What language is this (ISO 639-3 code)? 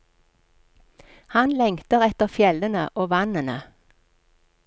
nor